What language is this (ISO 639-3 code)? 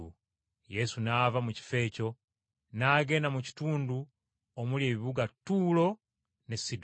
lug